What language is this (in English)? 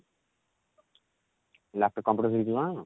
Odia